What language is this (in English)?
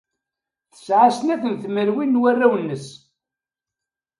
Kabyle